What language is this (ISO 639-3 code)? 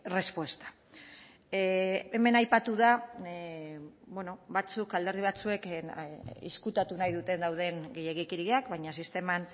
eus